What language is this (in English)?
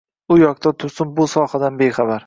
Uzbek